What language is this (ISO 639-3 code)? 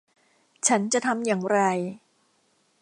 tha